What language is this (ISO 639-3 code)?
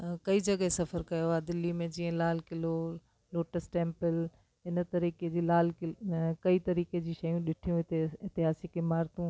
snd